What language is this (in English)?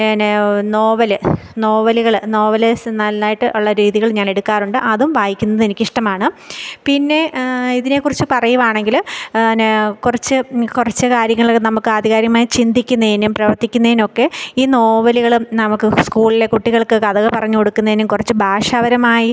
Malayalam